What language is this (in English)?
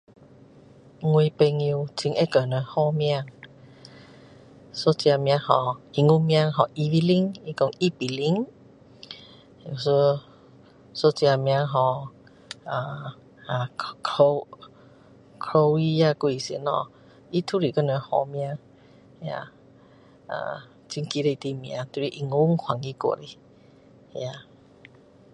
Min Dong Chinese